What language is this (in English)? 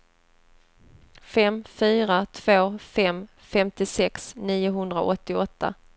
Swedish